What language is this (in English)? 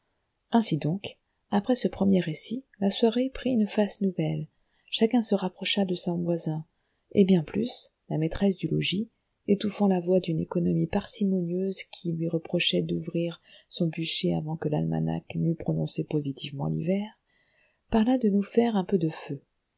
French